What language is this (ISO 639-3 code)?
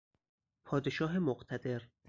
fas